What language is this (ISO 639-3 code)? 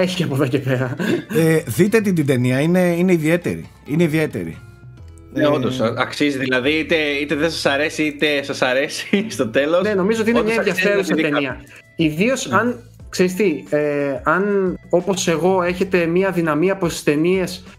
ell